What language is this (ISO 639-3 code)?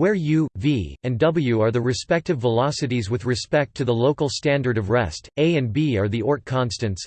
eng